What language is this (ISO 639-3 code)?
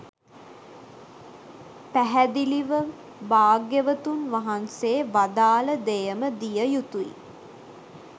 sin